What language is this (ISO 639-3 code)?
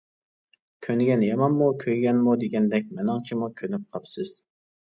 uig